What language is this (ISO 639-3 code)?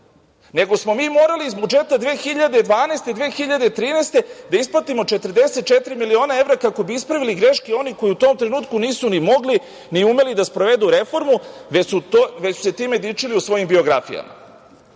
srp